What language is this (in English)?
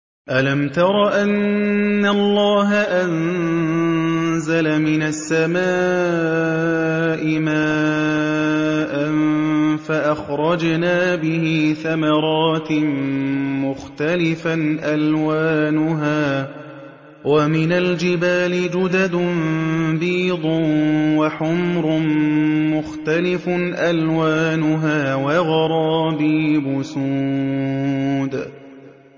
Arabic